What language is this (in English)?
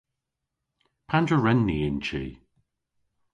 Cornish